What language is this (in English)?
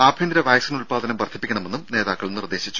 Malayalam